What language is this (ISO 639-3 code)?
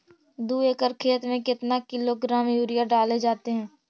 mag